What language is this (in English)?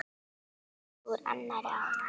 Icelandic